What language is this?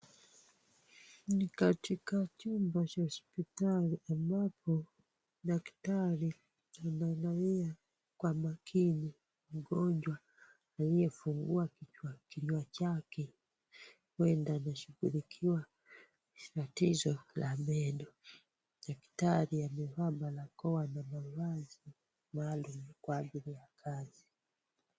Swahili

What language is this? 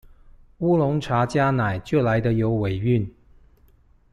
Chinese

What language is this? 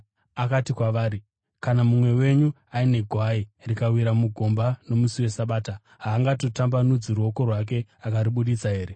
Shona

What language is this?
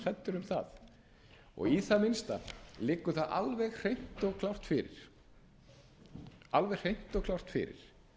Icelandic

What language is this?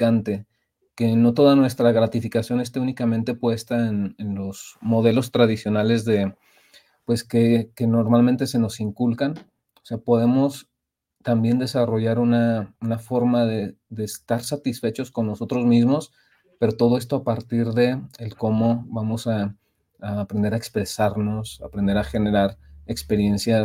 Spanish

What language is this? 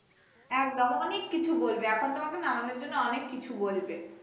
Bangla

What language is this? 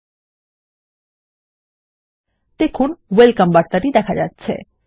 Bangla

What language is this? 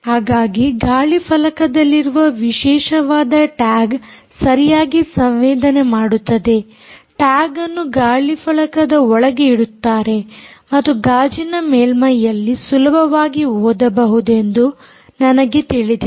Kannada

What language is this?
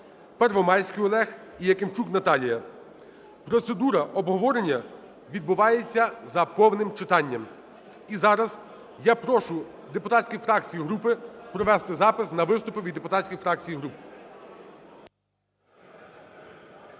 Ukrainian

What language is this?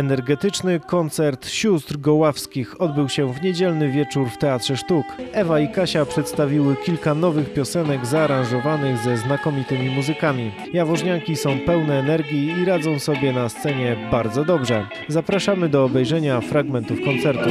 Polish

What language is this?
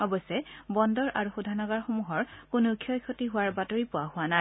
Assamese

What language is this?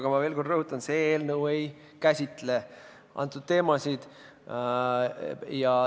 Estonian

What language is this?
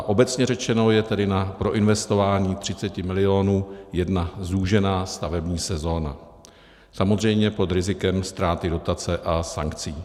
Czech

